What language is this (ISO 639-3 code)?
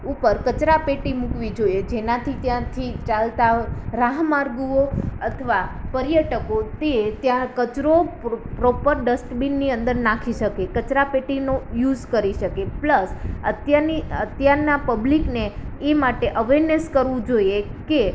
guj